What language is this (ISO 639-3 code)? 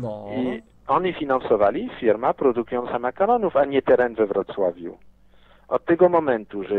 pol